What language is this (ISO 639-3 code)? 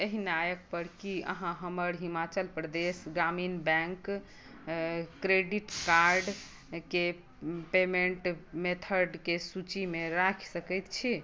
mai